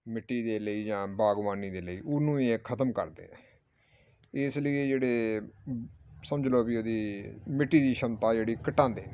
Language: Punjabi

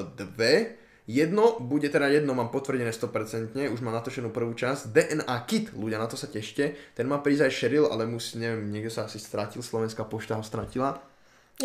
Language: Slovak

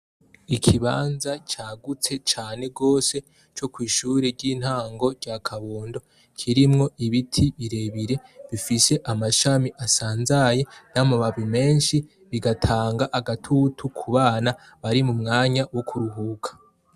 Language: Rundi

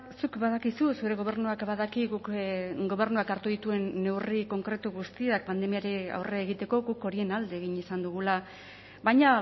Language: Basque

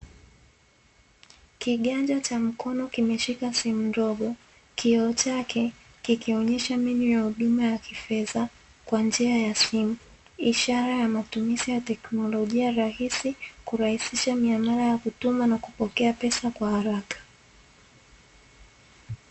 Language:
Swahili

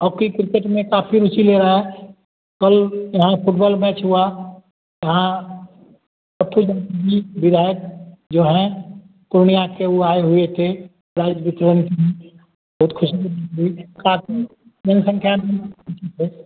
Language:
Hindi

